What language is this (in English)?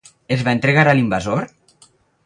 Catalan